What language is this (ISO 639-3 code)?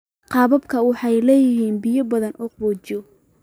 som